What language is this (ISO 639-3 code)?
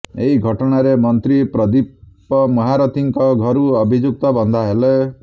ori